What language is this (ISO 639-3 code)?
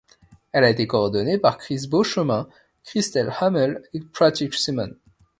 fra